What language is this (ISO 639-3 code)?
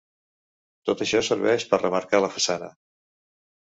cat